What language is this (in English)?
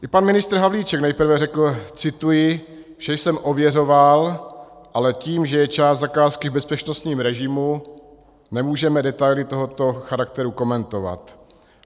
Czech